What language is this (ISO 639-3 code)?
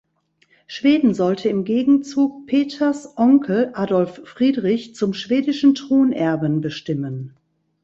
deu